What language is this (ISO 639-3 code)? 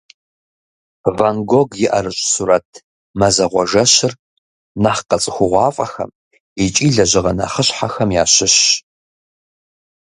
kbd